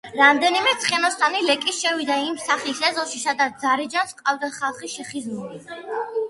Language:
Georgian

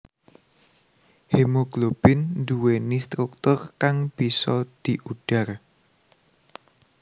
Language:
Javanese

